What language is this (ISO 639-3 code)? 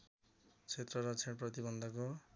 nep